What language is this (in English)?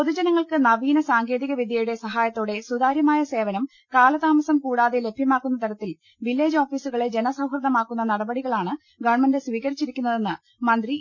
Malayalam